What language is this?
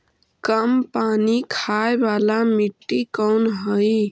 Magahi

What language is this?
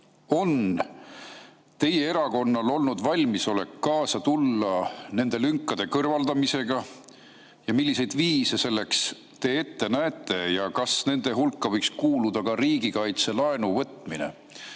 Estonian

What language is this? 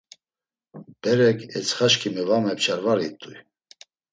Laz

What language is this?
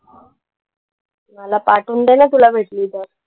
Marathi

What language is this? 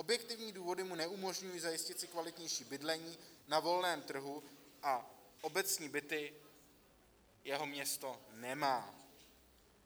Czech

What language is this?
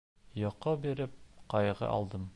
Bashkir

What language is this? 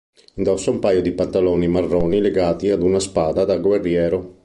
Italian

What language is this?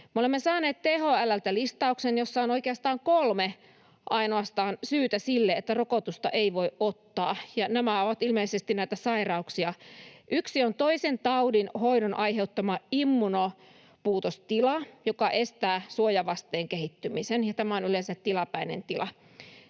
Finnish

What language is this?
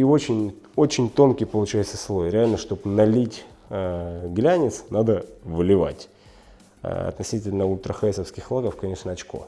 Russian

